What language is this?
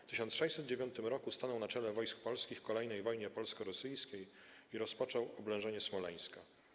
Polish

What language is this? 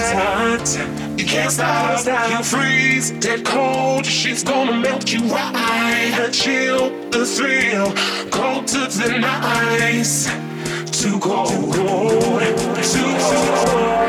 Czech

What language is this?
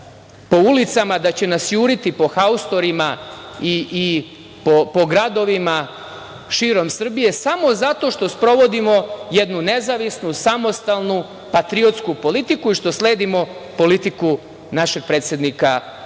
Serbian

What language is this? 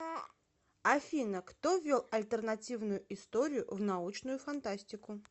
Russian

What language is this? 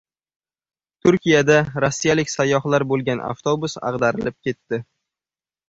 Uzbek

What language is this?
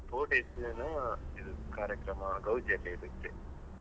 Kannada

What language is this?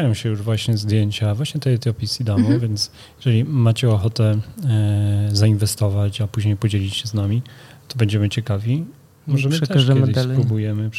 Polish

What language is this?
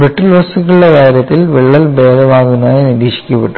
Malayalam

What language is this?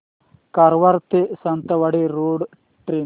Marathi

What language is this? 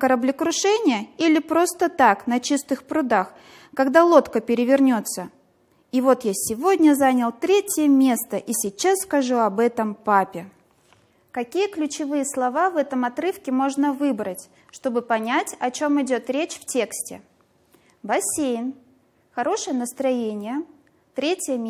Russian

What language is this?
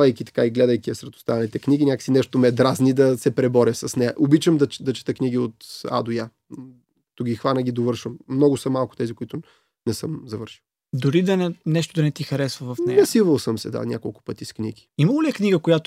Bulgarian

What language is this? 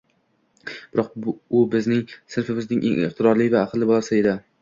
Uzbek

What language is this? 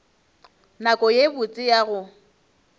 Northern Sotho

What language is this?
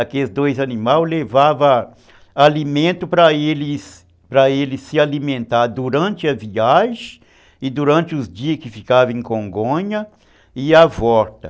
Portuguese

